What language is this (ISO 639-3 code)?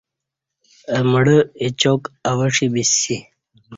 bsh